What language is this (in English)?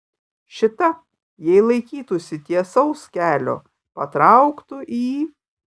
Lithuanian